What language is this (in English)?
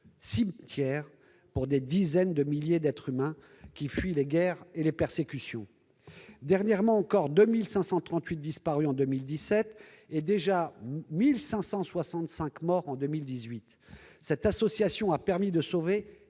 French